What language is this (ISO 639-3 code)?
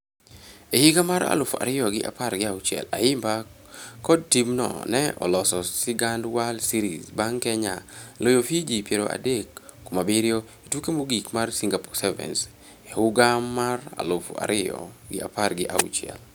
luo